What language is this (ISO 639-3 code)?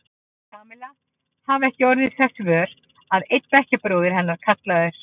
isl